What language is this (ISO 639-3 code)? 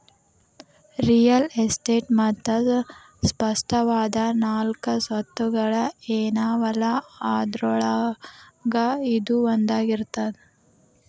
kan